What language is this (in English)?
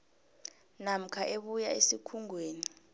South Ndebele